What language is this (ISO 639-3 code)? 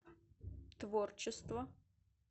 rus